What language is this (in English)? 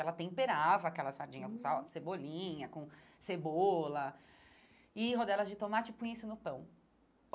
Portuguese